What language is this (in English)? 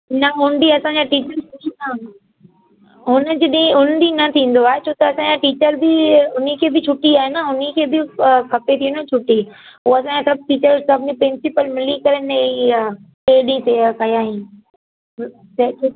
Sindhi